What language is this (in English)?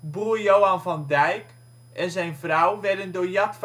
Dutch